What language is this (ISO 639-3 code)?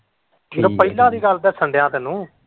pan